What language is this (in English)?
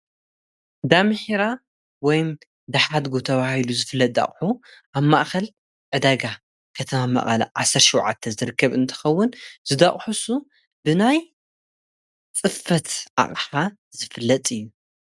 Tigrinya